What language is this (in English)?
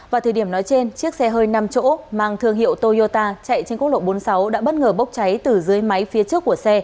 Vietnamese